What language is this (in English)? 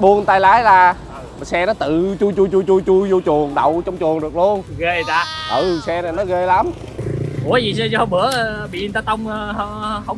Vietnamese